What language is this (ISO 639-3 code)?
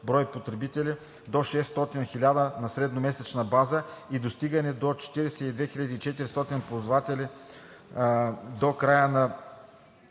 bul